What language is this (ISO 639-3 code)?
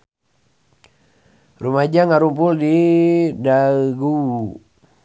sun